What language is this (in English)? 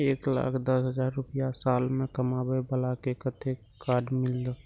Maithili